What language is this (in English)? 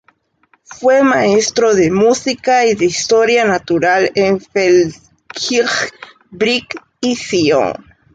Spanish